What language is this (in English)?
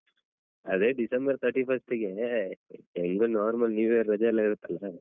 Kannada